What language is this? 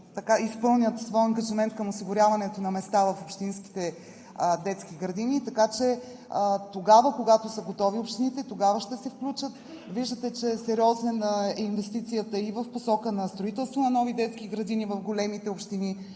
Bulgarian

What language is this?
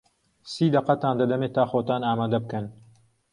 Central Kurdish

